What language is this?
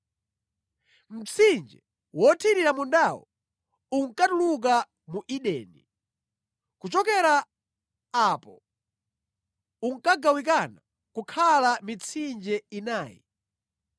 Nyanja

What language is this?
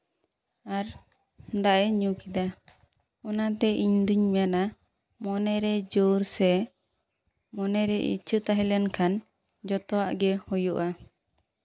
Santali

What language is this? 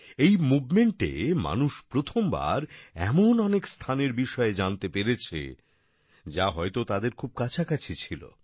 Bangla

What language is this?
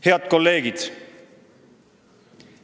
Estonian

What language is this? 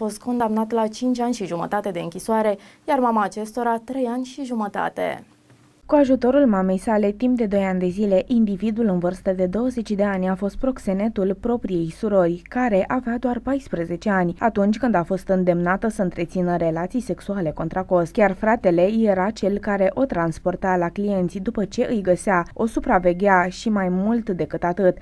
Romanian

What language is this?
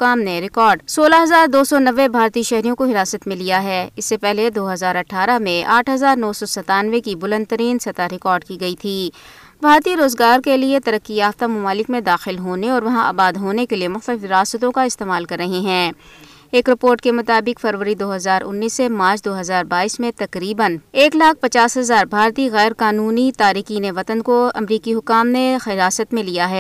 Urdu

